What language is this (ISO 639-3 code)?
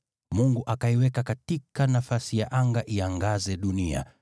swa